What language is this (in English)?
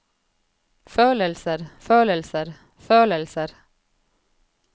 Norwegian